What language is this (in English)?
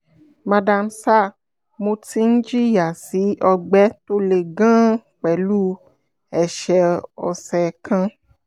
Yoruba